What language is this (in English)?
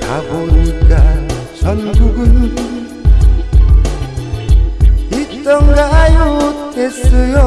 Korean